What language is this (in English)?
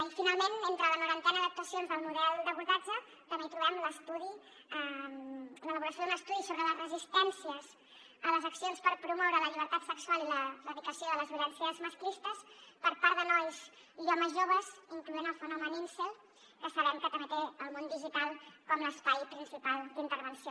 Catalan